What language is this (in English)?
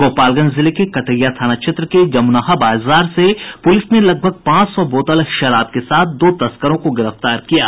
Hindi